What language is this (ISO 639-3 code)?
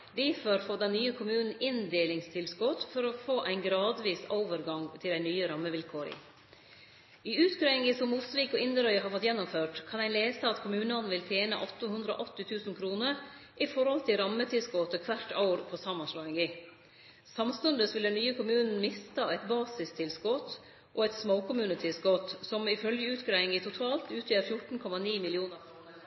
nno